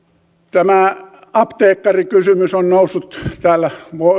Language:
Finnish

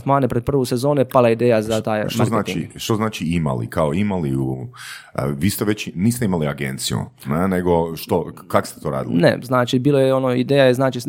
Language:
Croatian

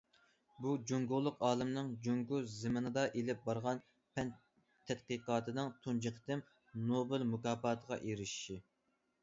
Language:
Uyghur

